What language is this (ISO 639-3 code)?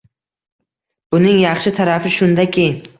uzb